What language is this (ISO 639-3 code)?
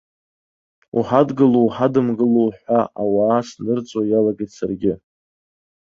abk